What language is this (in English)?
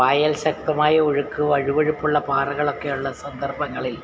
Malayalam